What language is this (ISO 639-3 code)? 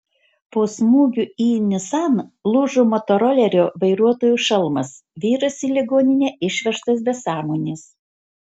lit